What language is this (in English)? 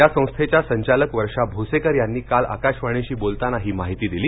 Marathi